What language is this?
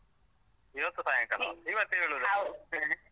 Kannada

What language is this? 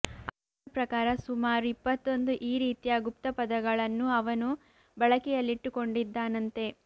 Kannada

